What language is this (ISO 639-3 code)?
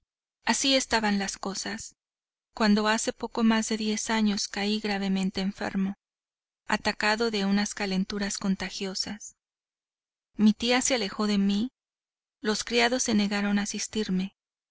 spa